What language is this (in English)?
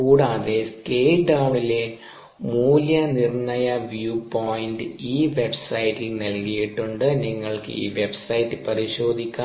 Malayalam